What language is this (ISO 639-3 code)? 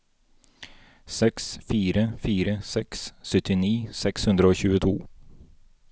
nor